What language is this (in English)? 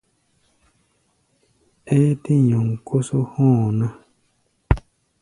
Gbaya